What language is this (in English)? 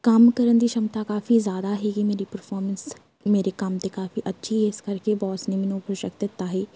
Punjabi